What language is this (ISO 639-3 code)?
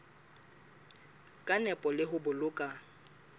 sot